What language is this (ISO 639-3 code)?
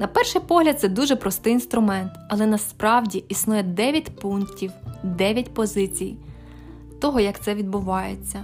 ukr